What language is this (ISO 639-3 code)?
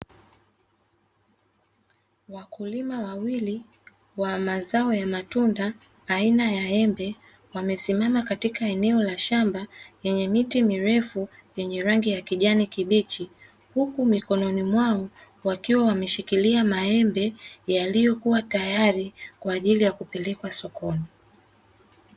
swa